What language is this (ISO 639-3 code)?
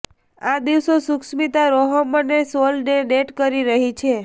guj